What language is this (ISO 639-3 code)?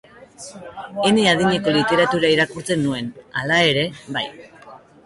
eus